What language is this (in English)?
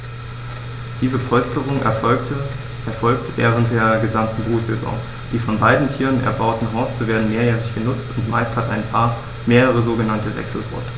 German